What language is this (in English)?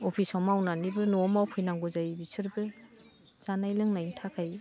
Bodo